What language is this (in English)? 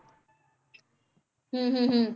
Punjabi